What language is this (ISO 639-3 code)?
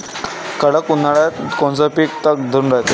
mar